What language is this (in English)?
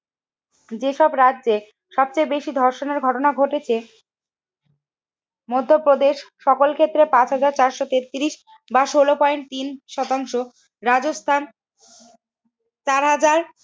Bangla